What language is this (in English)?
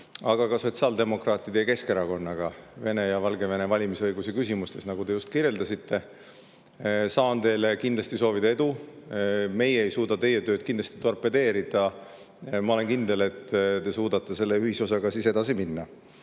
Estonian